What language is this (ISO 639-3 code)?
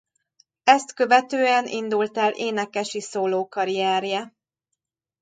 hun